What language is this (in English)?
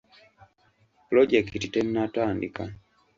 Ganda